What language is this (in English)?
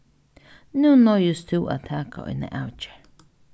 Faroese